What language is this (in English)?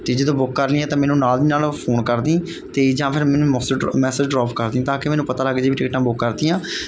Punjabi